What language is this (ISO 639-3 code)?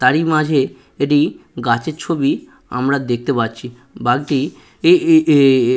ben